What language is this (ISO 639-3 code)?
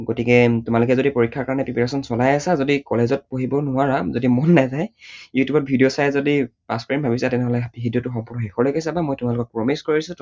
asm